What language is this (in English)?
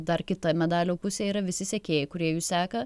Lithuanian